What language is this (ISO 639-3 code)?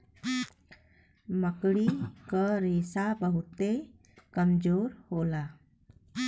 bho